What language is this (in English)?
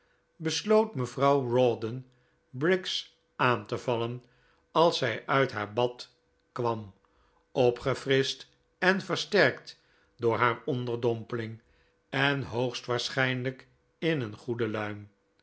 Dutch